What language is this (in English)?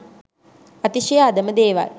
Sinhala